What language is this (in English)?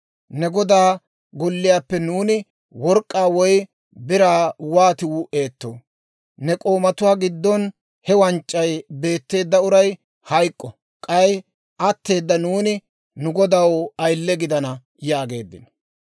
Dawro